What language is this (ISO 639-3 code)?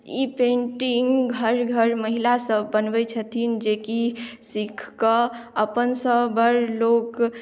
mai